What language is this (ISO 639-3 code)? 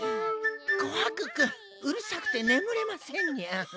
jpn